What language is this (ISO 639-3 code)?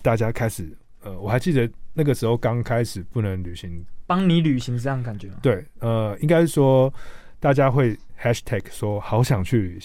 zho